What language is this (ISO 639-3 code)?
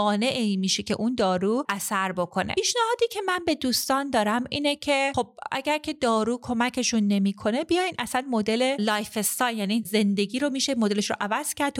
fas